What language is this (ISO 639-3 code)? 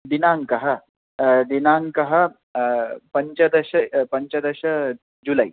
san